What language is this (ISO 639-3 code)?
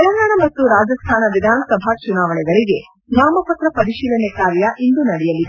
kan